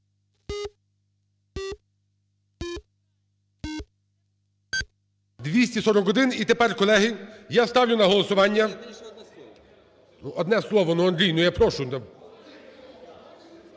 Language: Ukrainian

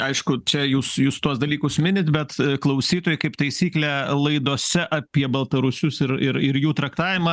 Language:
Lithuanian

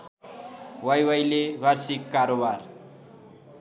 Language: Nepali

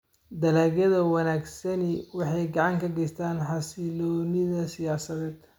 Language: Somali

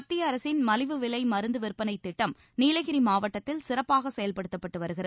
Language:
Tamil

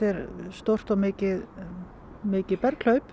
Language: Icelandic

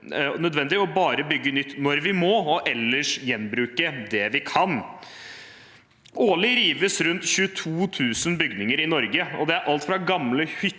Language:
Norwegian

